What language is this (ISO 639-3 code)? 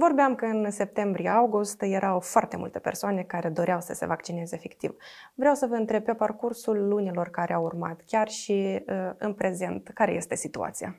ron